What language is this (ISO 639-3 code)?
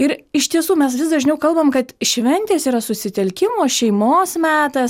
lit